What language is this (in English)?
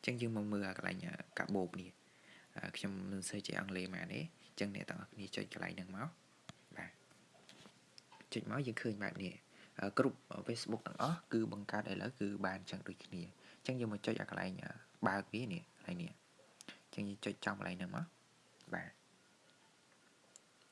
Vietnamese